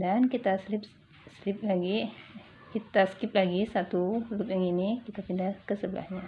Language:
Indonesian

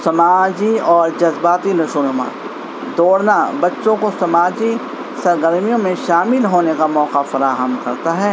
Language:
Urdu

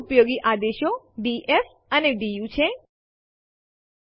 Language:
Gujarati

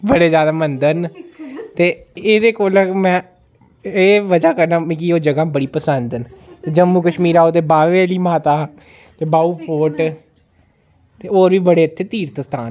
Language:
Dogri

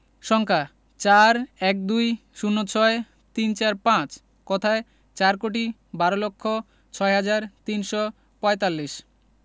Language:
Bangla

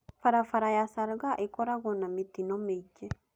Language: Kikuyu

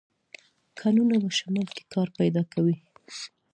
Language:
Pashto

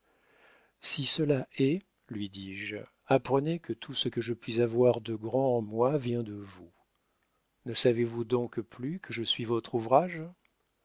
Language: French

